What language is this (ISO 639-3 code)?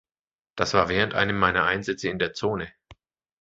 deu